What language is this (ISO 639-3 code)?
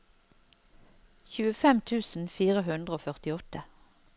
nor